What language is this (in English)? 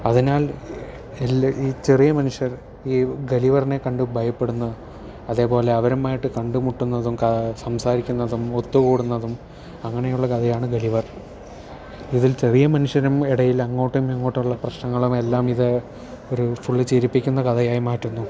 Malayalam